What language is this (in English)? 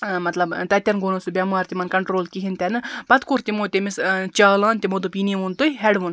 Kashmiri